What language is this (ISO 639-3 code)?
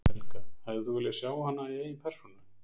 isl